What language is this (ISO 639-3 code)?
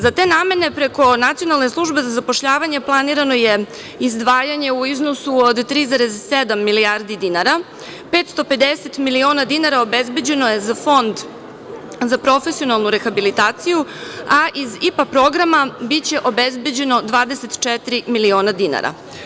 srp